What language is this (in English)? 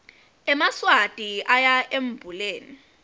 Swati